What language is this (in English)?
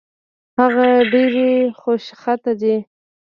Pashto